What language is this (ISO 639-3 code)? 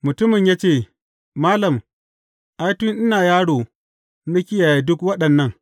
hau